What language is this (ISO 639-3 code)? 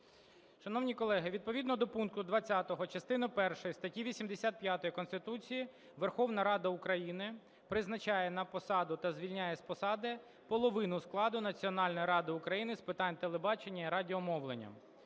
ukr